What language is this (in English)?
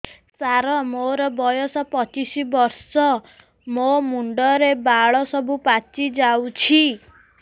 Odia